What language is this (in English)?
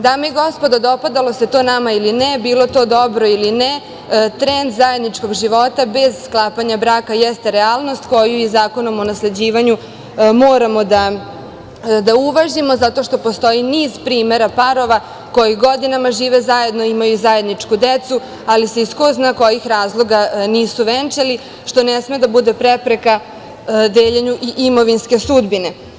Serbian